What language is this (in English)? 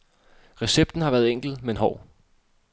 Danish